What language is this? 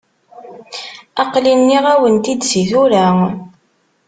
Kabyle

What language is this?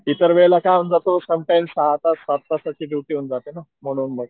Marathi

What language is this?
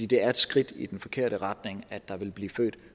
Danish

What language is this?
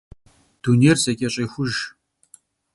Kabardian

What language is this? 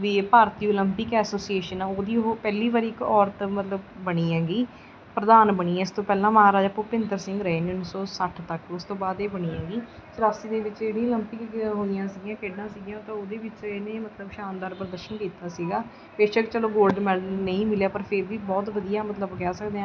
Punjabi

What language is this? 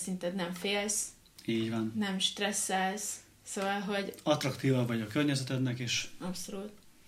Hungarian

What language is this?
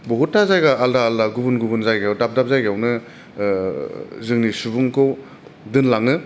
Bodo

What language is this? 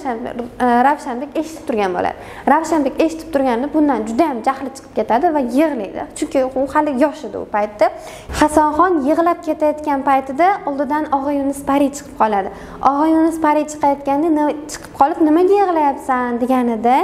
Turkish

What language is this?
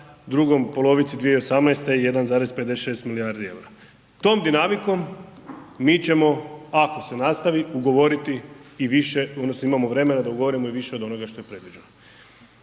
Croatian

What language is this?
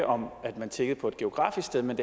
Danish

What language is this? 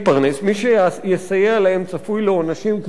Hebrew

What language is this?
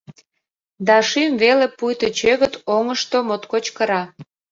Mari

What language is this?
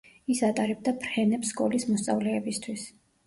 Georgian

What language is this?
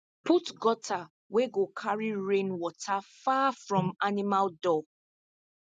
Nigerian Pidgin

